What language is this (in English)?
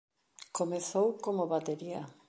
Galician